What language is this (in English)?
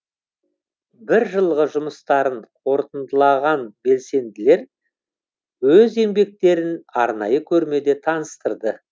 Kazakh